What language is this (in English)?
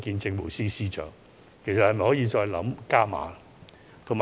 Cantonese